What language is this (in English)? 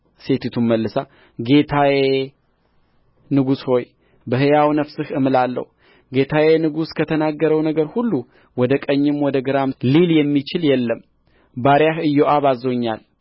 Amharic